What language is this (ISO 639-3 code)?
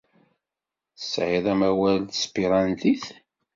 kab